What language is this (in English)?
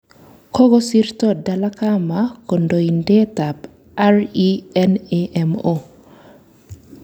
Kalenjin